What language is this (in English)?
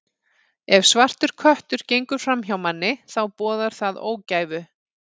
Icelandic